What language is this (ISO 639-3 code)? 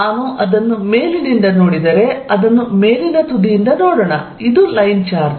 kan